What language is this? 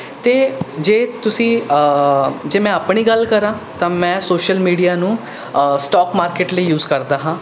Punjabi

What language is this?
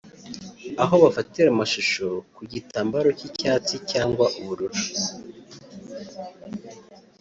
Kinyarwanda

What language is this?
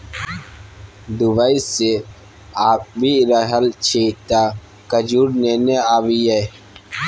Maithili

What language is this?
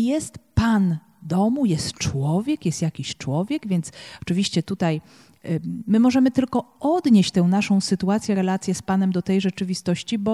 Polish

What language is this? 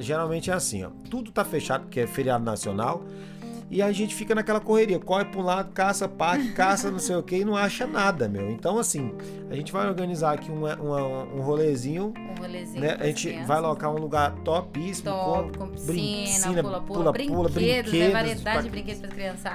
Portuguese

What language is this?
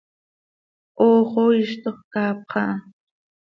Seri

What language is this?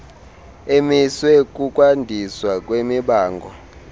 Xhosa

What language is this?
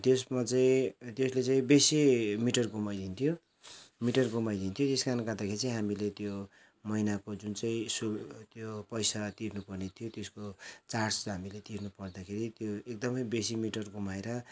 Nepali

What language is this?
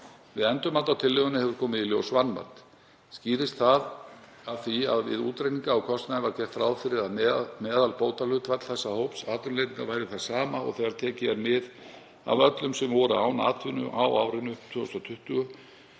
Icelandic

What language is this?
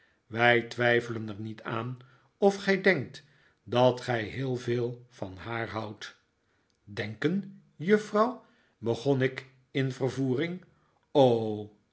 Dutch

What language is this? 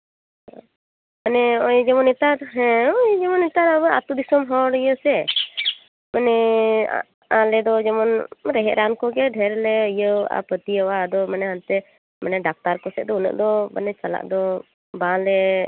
Santali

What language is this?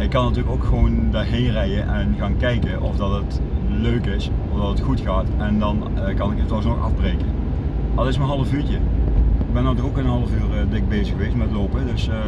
Dutch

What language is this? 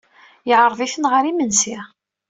Kabyle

